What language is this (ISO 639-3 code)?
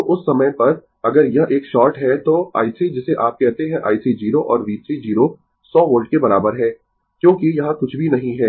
hin